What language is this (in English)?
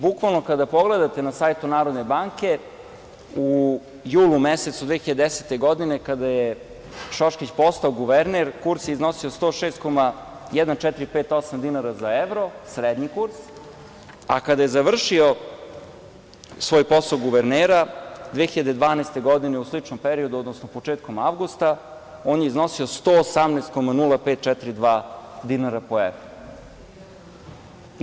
Serbian